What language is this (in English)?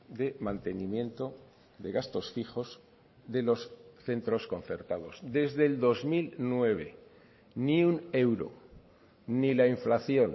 Spanish